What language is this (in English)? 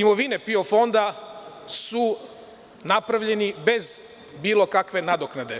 Serbian